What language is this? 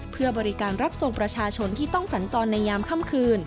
Thai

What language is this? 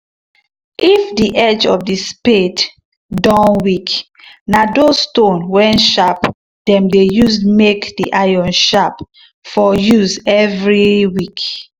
Nigerian Pidgin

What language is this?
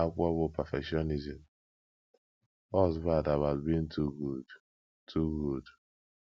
Igbo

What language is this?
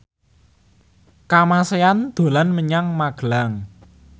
Javanese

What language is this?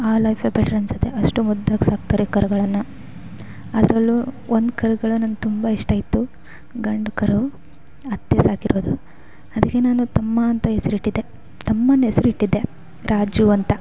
Kannada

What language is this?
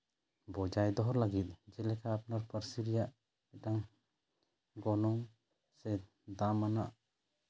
Santali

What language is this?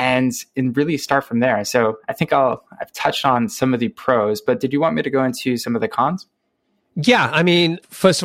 English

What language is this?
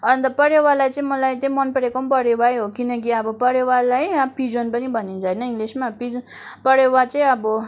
Nepali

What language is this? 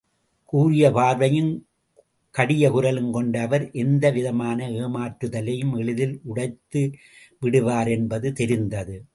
Tamil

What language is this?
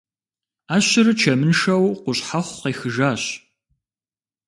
Kabardian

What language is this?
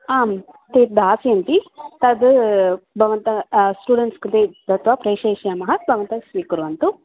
Sanskrit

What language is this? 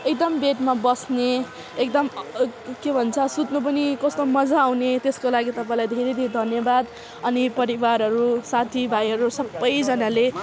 Nepali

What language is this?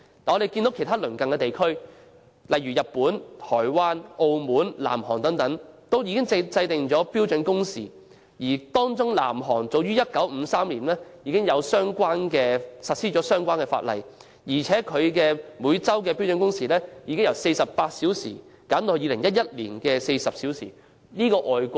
Cantonese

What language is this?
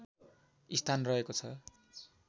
Nepali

